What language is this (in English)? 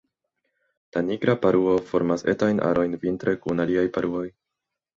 Esperanto